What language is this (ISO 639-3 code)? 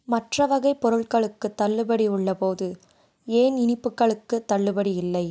tam